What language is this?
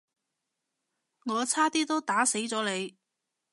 Cantonese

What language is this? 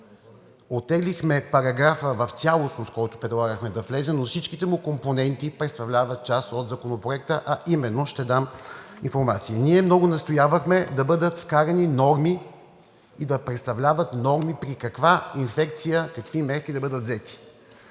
Bulgarian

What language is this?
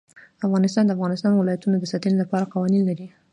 Pashto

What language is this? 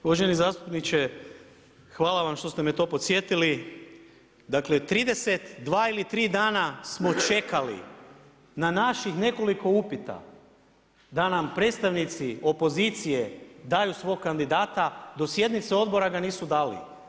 Croatian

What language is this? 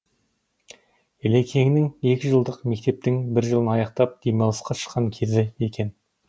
Kazakh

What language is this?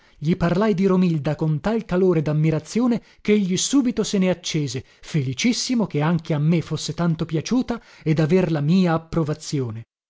Italian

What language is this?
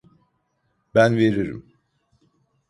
Turkish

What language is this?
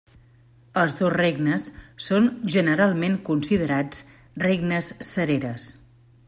Catalan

